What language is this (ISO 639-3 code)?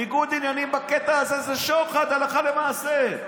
heb